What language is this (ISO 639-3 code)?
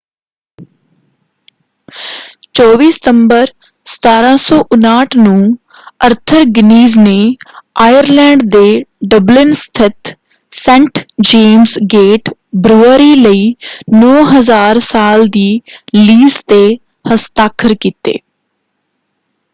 pan